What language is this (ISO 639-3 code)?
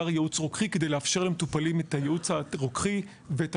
heb